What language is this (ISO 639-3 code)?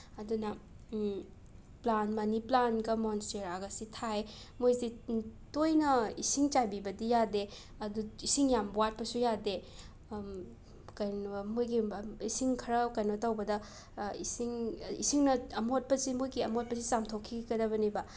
mni